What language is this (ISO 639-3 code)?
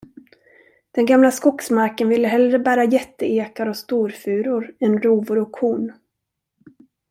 swe